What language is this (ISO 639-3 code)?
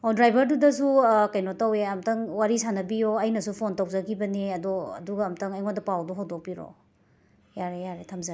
mni